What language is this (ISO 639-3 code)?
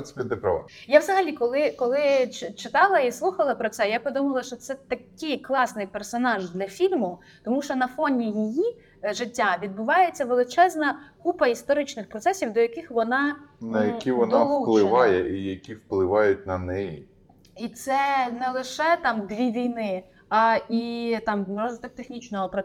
ukr